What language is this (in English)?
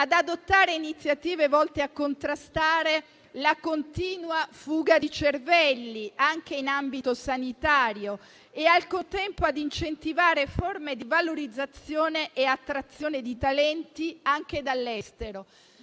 Italian